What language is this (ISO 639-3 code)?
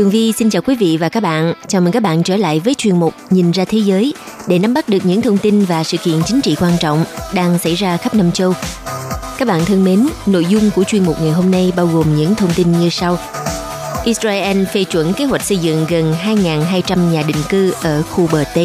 vie